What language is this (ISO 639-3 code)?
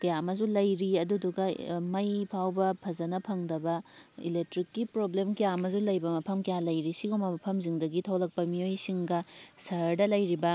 mni